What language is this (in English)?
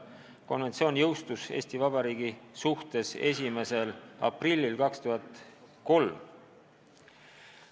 Estonian